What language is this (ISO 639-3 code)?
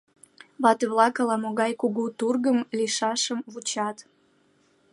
chm